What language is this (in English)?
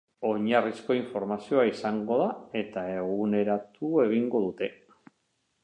Basque